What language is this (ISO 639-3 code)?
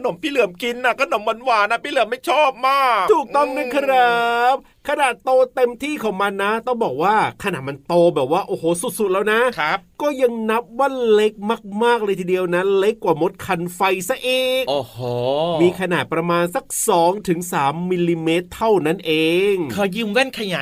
tha